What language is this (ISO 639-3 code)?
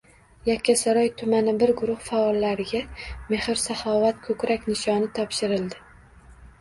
uzb